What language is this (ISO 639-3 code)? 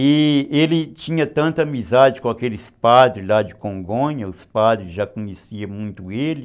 por